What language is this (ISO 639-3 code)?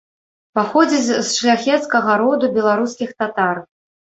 bel